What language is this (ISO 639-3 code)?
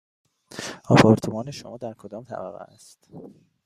fas